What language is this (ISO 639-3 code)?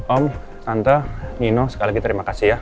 ind